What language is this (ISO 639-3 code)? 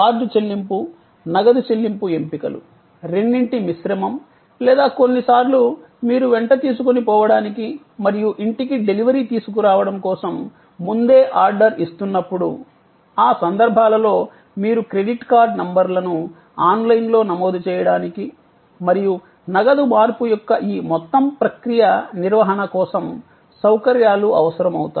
tel